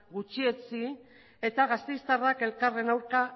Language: Basque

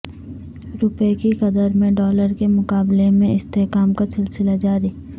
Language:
Urdu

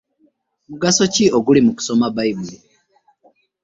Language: Ganda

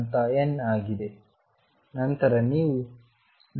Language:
Kannada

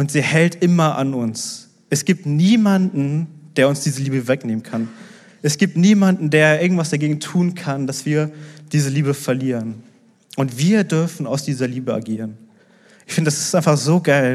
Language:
German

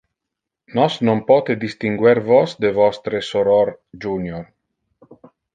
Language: Interlingua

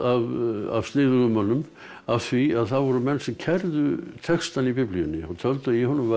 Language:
Icelandic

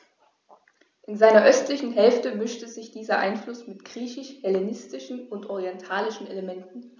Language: German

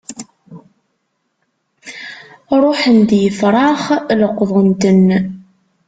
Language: Kabyle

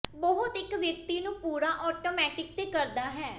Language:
Punjabi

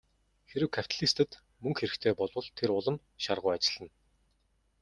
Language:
Mongolian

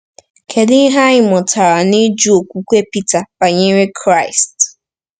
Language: Igbo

